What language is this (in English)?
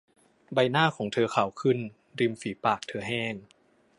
Thai